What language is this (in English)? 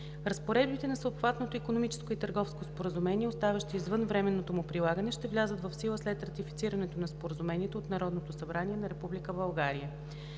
Bulgarian